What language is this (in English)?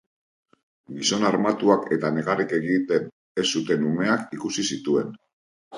Basque